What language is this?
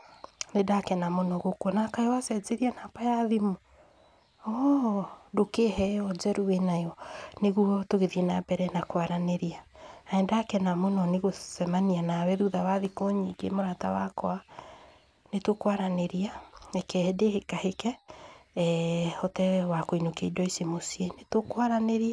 Kikuyu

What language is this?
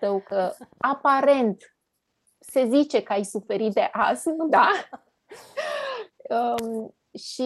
Romanian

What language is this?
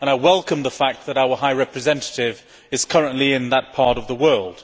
English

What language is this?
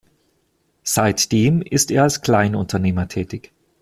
German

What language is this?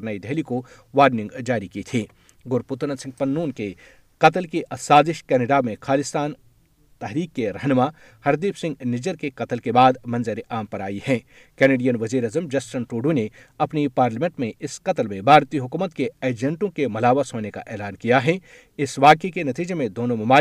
Urdu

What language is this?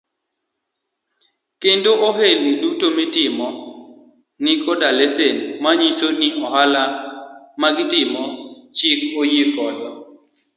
Luo (Kenya and Tanzania)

